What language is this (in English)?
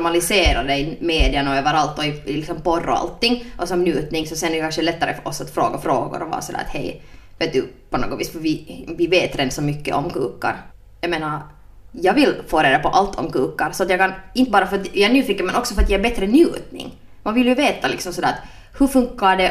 Swedish